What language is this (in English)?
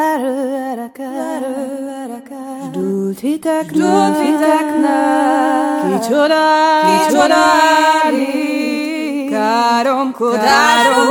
Hungarian